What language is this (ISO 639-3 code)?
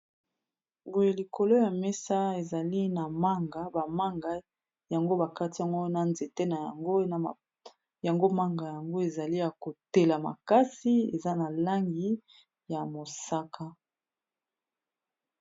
lin